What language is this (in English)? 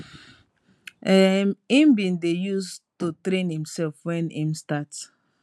Nigerian Pidgin